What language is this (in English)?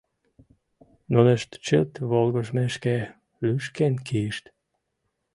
Mari